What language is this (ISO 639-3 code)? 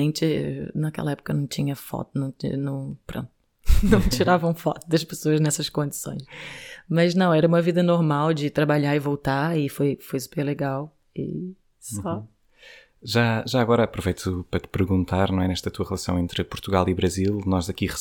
por